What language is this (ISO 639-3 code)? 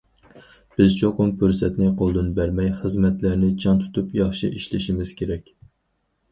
uig